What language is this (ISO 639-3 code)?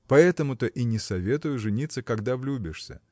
rus